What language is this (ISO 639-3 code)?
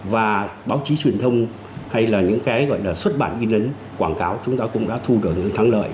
vie